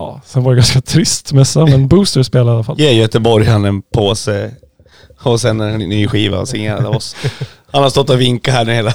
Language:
Swedish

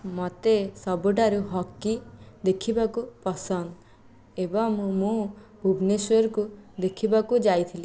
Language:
Odia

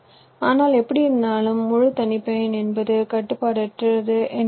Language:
Tamil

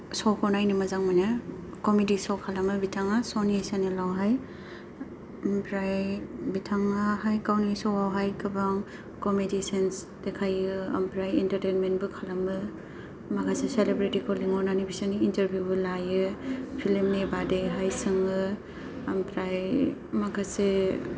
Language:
Bodo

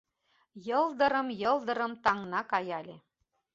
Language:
Mari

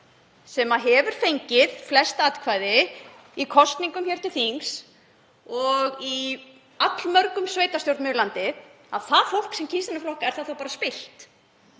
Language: Icelandic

